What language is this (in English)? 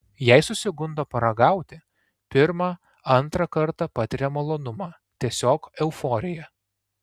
Lithuanian